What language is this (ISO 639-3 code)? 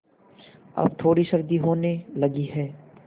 hin